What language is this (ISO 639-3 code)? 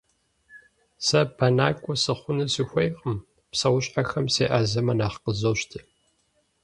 kbd